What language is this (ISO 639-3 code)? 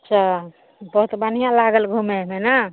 mai